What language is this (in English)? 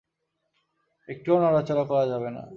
Bangla